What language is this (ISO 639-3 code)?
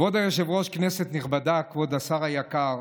heb